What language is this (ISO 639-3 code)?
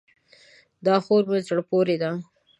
pus